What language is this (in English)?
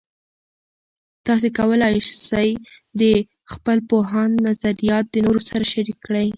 Pashto